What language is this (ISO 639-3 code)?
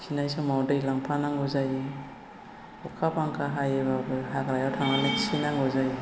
brx